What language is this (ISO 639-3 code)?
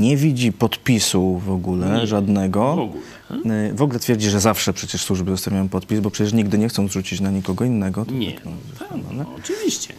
pol